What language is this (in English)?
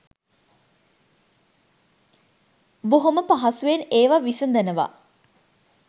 Sinhala